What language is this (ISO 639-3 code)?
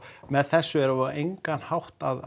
isl